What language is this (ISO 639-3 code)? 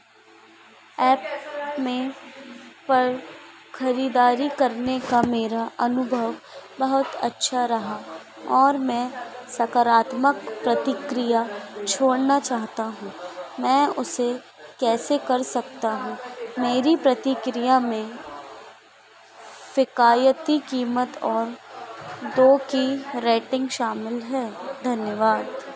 hin